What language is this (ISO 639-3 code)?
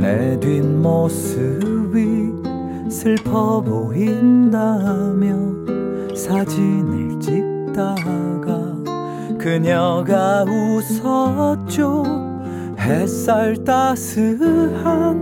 kor